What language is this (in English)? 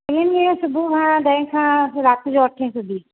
Sindhi